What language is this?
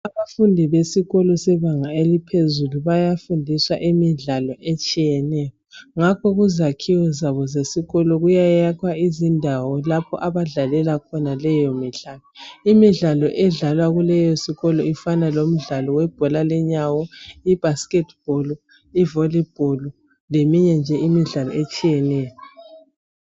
North Ndebele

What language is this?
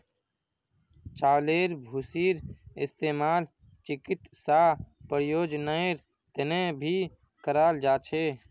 Magahi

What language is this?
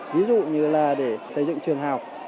Vietnamese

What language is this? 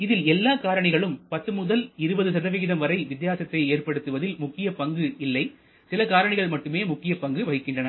Tamil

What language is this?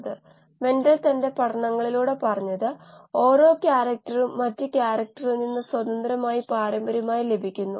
Malayalam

